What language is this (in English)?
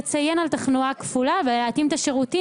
Hebrew